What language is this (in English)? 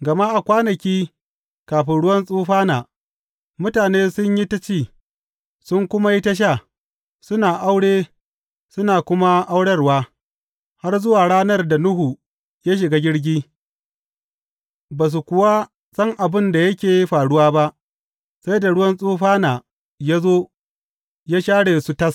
Hausa